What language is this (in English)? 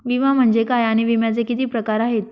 Marathi